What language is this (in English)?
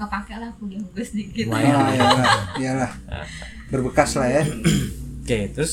Indonesian